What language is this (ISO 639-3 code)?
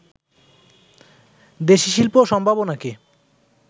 ben